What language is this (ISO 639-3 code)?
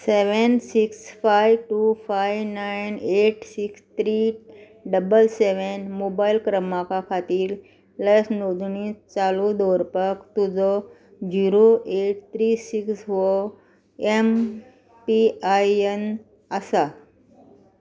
kok